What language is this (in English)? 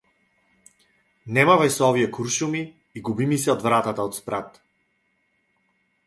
Macedonian